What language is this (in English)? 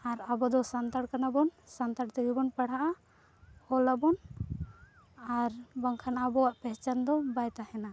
Santali